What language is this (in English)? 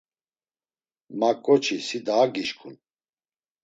Laz